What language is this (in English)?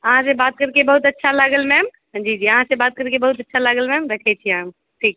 Maithili